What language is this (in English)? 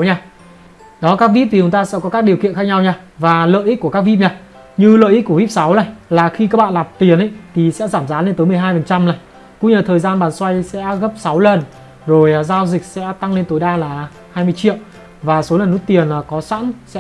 Vietnamese